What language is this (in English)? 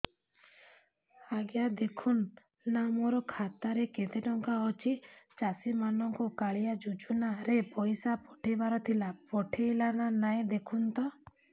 Odia